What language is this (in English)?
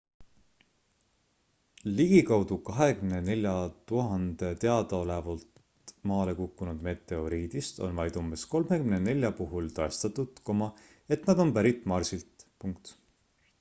Estonian